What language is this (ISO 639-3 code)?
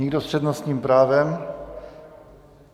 ces